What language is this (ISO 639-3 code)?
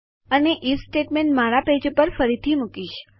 guj